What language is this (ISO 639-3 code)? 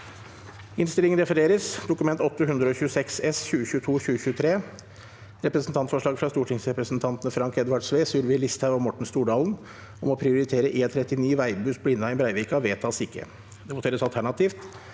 nor